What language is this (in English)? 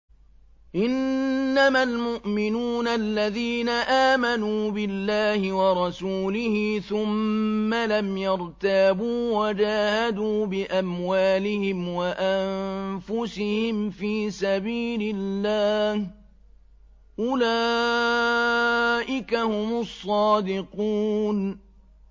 Arabic